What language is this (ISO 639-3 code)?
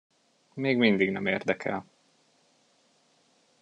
hun